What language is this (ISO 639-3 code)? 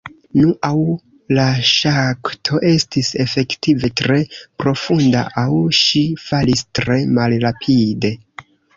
epo